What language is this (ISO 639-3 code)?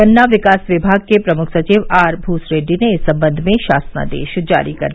hin